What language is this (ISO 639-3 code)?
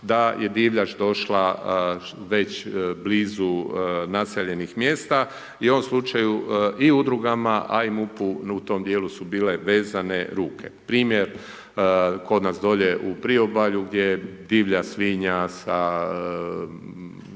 hrv